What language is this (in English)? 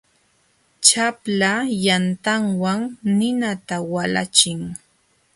Jauja Wanca Quechua